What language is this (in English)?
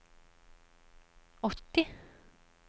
Norwegian